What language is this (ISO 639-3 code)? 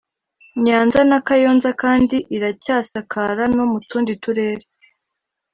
kin